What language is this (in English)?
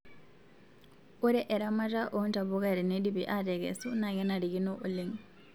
Masai